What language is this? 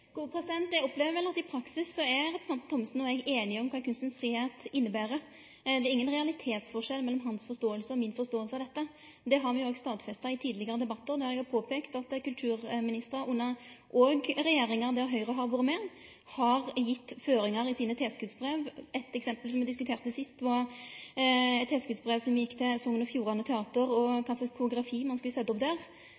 Norwegian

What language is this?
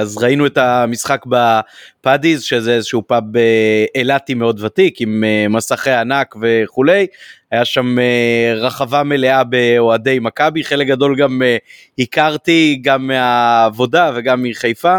Hebrew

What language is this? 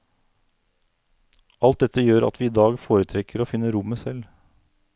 Norwegian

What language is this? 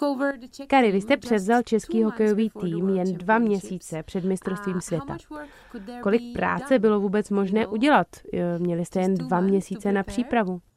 Czech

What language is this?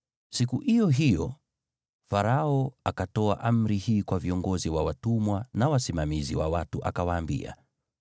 Swahili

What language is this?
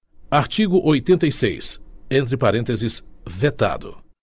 Portuguese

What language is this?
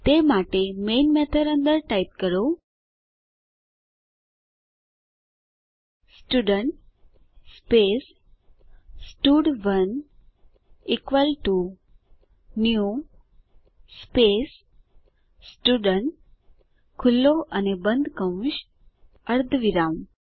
Gujarati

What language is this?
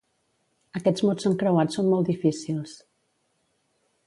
Catalan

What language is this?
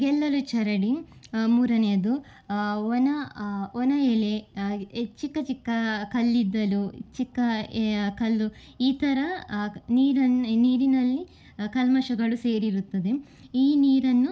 Kannada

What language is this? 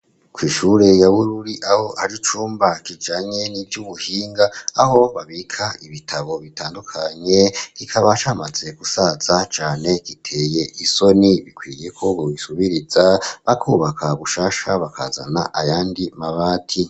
Rundi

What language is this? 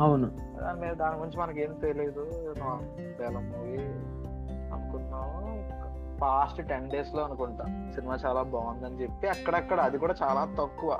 Telugu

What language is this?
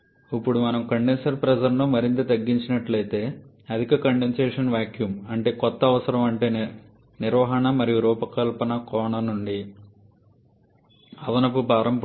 Telugu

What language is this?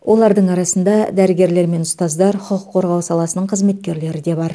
Kazakh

